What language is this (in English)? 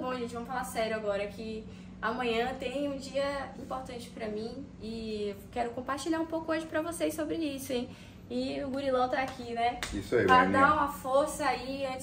Portuguese